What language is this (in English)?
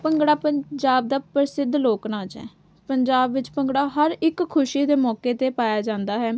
Punjabi